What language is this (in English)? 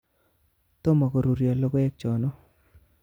Kalenjin